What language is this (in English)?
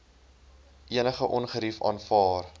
Afrikaans